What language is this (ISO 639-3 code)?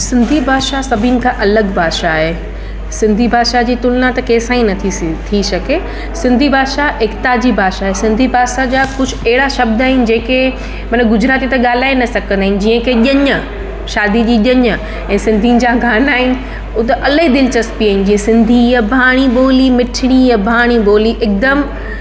snd